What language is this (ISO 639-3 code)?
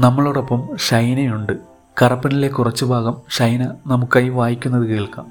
mal